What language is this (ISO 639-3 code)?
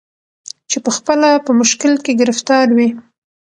pus